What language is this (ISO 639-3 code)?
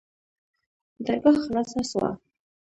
pus